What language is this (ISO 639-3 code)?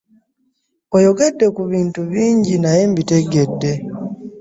lug